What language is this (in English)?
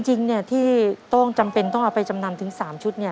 Thai